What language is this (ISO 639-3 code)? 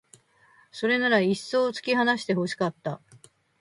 jpn